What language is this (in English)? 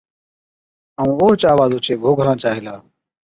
Od